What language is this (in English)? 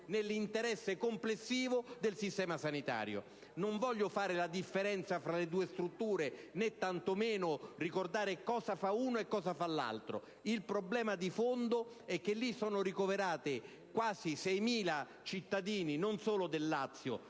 Italian